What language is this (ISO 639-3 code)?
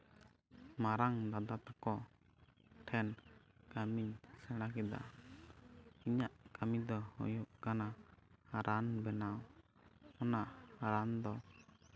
sat